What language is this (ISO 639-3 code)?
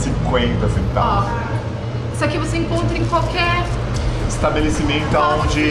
por